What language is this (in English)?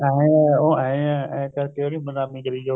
Punjabi